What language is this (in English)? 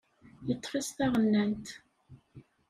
Kabyle